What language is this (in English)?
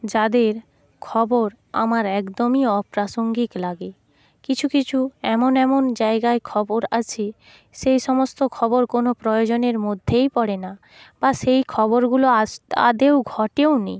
Bangla